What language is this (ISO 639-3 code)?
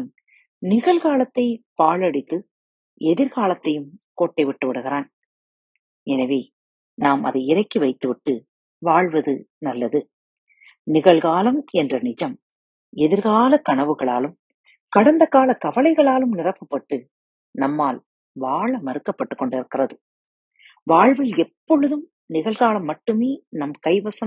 tam